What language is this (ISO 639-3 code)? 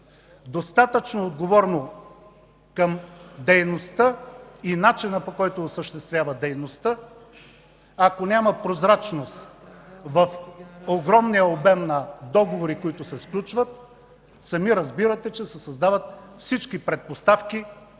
bul